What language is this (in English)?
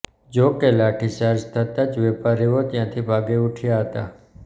Gujarati